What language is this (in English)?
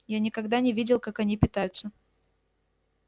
Russian